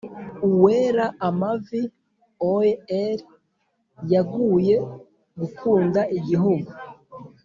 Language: Kinyarwanda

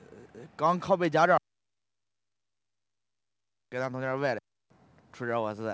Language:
Chinese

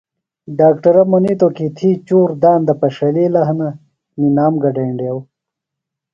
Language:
Phalura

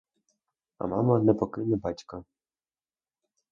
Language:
Ukrainian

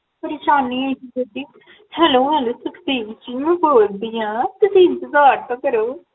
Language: Punjabi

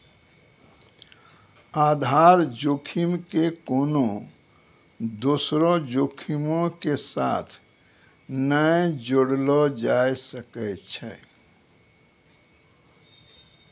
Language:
Maithili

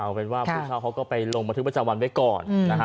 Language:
Thai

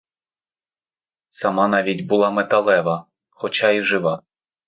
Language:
Ukrainian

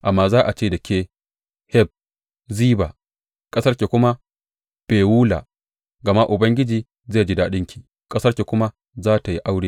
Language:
Hausa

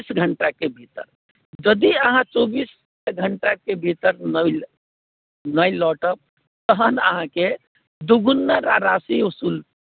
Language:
Maithili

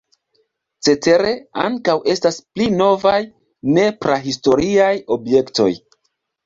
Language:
Esperanto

